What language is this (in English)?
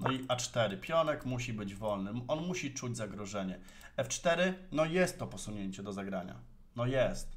Polish